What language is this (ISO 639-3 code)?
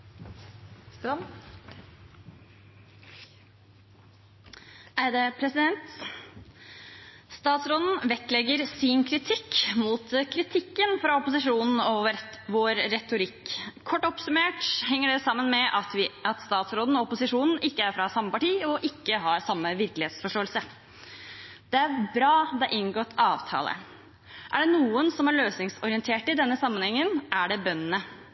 nob